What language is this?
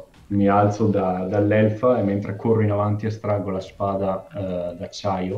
Italian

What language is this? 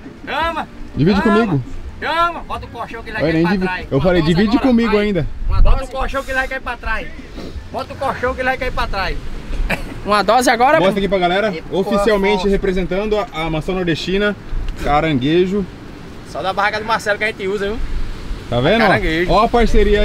Portuguese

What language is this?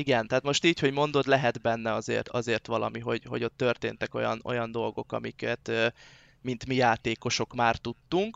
Hungarian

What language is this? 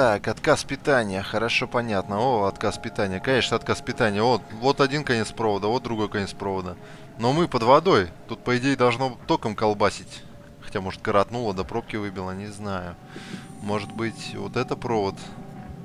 Russian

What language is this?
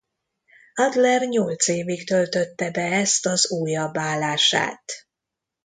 Hungarian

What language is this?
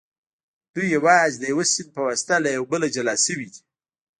Pashto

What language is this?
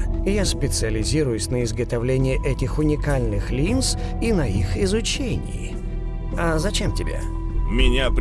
Russian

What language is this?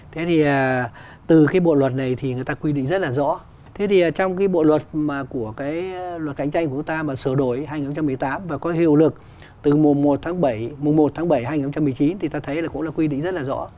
Vietnamese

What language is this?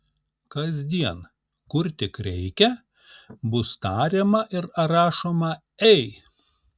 Lithuanian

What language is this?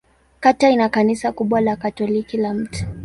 Swahili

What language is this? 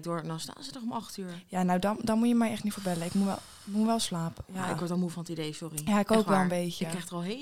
Dutch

